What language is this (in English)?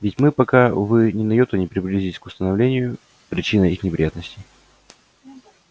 Russian